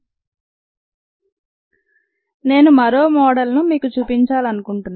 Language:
Telugu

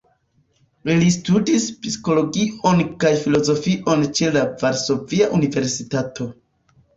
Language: Esperanto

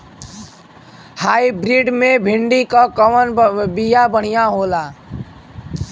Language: Bhojpuri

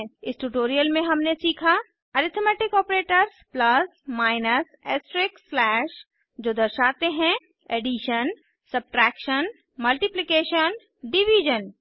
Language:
Hindi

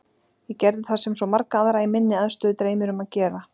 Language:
Icelandic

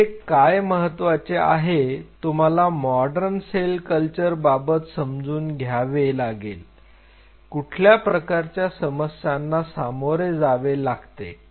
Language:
Marathi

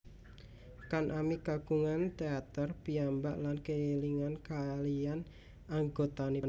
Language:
Javanese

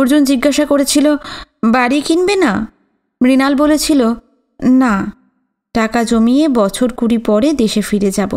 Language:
Bangla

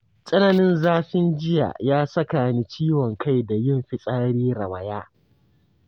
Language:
Hausa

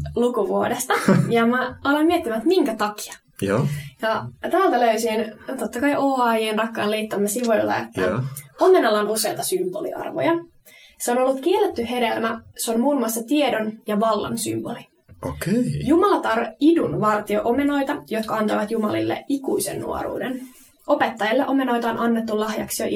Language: Finnish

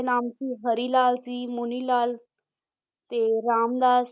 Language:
Punjabi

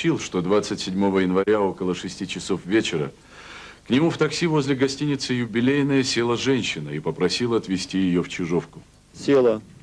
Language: Russian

